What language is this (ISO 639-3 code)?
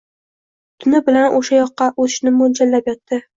uzb